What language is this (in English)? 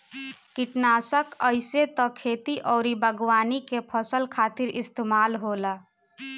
Bhojpuri